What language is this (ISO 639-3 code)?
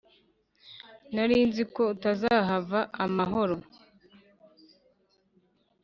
kin